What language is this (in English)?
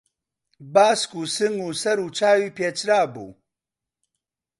Central Kurdish